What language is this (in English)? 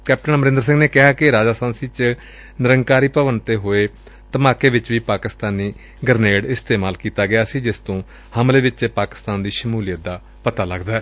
Punjabi